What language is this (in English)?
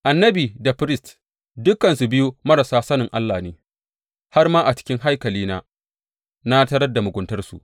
Hausa